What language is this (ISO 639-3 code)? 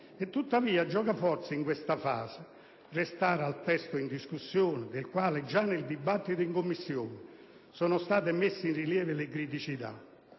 ita